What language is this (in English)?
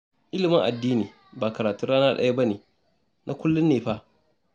Hausa